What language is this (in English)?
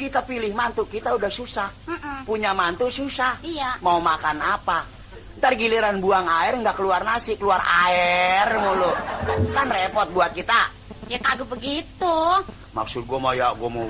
Indonesian